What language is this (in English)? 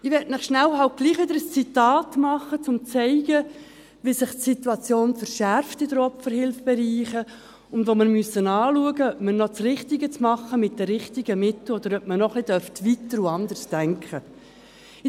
Swiss German